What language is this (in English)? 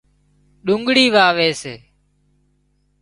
Wadiyara Koli